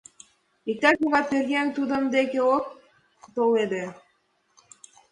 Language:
Mari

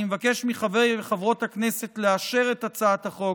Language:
Hebrew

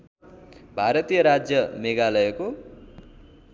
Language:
Nepali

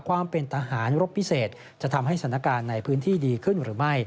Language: Thai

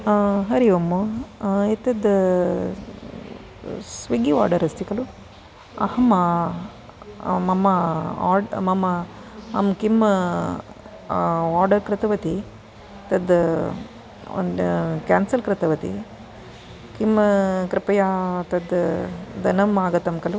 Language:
Sanskrit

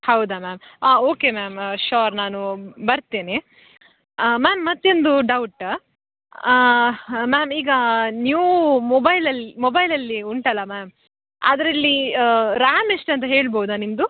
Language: Kannada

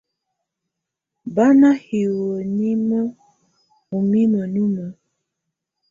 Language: Tunen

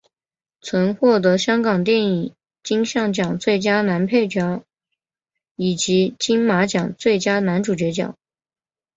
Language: Chinese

